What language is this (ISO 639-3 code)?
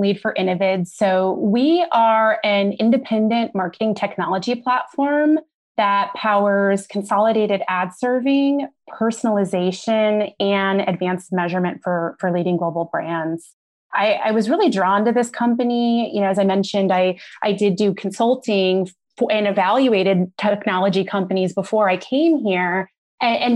eng